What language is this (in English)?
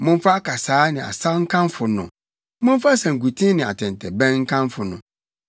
Akan